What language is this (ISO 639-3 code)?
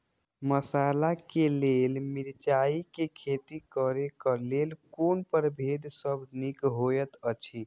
mai